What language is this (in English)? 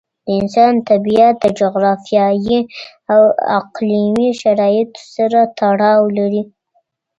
Pashto